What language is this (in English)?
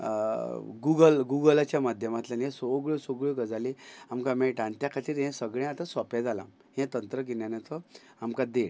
Konkani